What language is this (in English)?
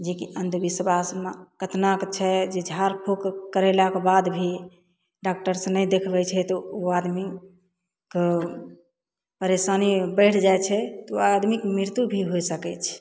Maithili